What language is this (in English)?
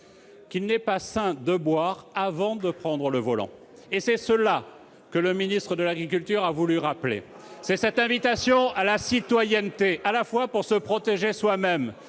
French